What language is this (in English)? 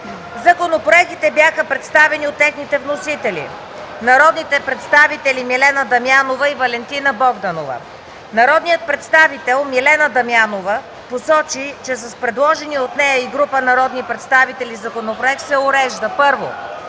Bulgarian